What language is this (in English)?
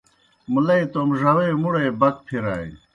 Kohistani Shina